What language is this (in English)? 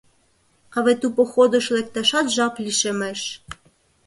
Mari